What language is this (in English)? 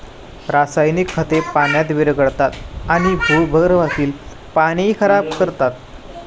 Marathi